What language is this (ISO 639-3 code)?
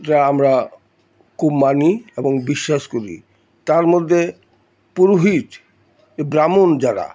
ben